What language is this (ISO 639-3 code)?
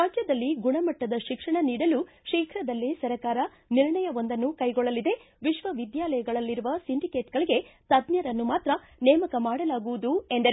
kan